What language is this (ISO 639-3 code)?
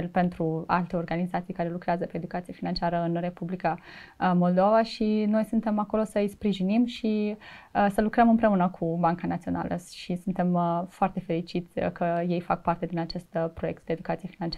ron